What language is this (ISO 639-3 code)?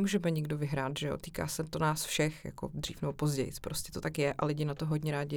ces